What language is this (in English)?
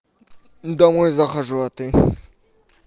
Russian